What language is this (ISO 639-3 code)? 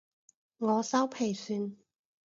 yue